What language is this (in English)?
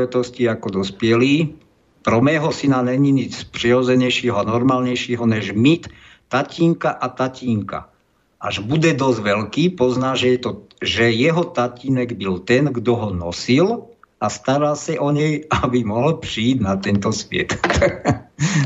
Slovak